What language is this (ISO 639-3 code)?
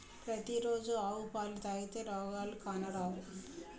tel